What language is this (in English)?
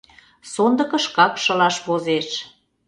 Mari